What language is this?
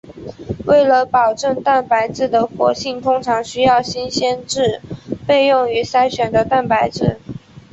Chinese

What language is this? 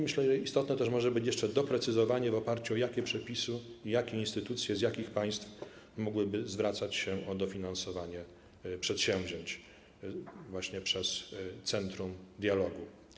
Polish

